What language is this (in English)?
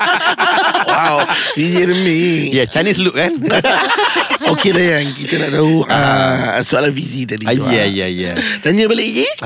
Malay